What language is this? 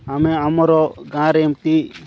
Odia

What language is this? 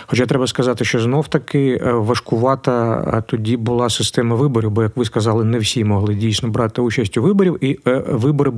Ukrainian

